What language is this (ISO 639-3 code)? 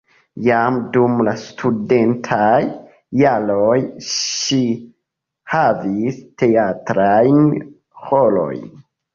epo